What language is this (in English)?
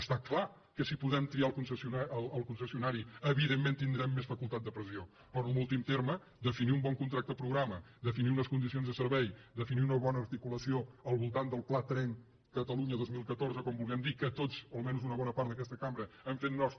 Catalan